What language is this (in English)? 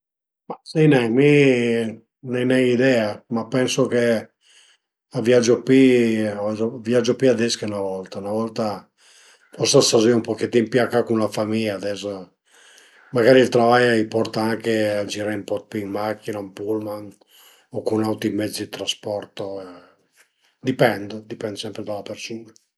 Piedmontese